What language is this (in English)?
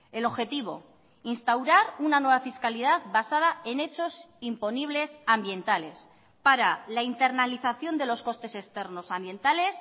Spanish